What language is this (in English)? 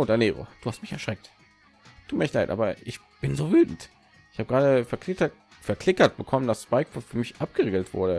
German